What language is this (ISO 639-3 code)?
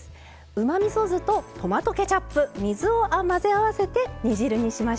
jpn